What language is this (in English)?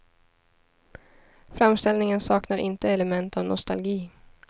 Swedish